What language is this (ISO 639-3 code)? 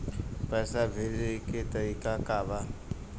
bho